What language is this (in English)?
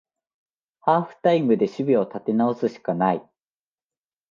Japanese